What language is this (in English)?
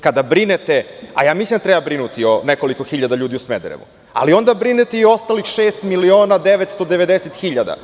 Serbian